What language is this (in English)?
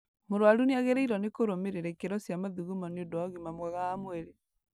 Kikuyu